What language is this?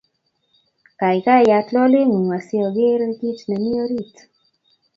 Kalenjin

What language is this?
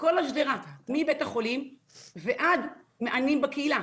Hebrew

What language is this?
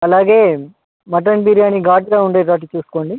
Telugu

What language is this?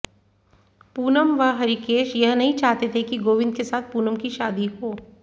Hindi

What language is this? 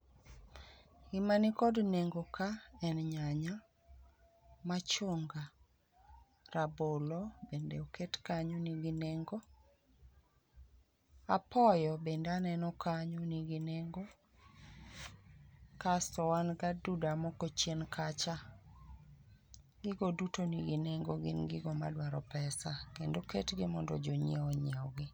Luo (Kenya and Tanzania)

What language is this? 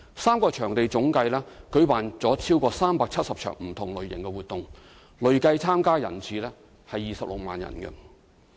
Cantonese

